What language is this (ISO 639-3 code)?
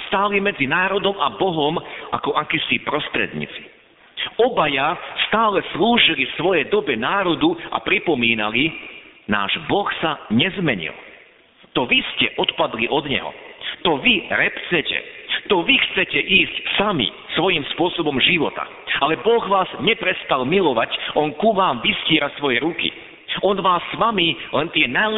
slk